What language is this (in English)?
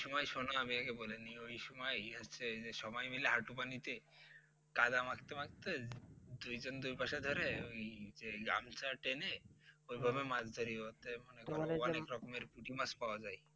Bangla